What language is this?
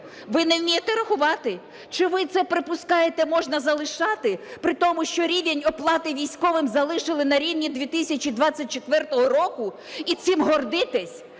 Ukrainian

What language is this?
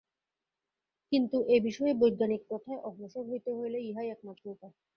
Bangla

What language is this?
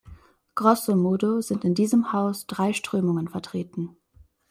German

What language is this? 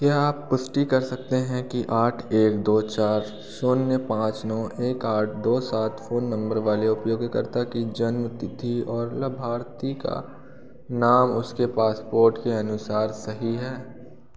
Hindi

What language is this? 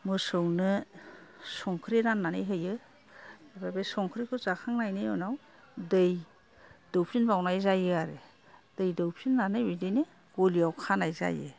Bodo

